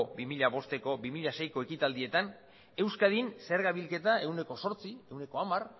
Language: Basque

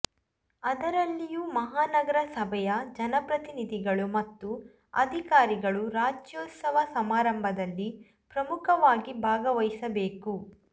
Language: Kannada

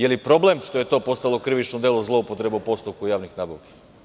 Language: Serbian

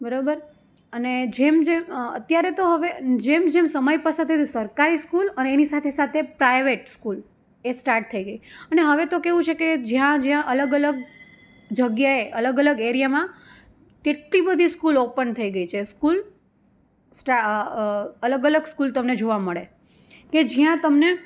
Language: Gujarati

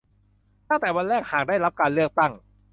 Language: Thai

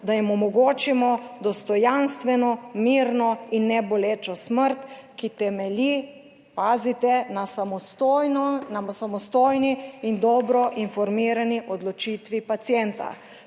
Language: Slovenian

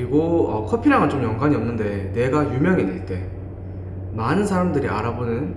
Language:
Korean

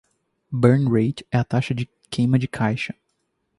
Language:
Portuguese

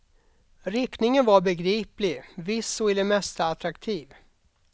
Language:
Swedish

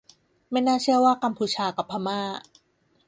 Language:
Thai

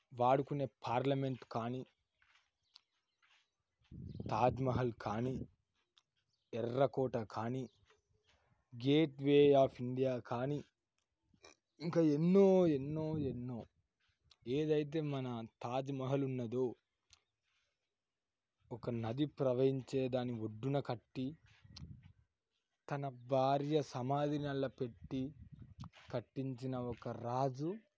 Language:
Telugu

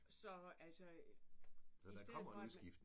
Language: Danish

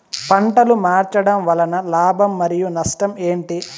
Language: Telugu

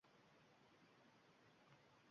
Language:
Uzbek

